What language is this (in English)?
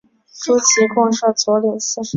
Chinese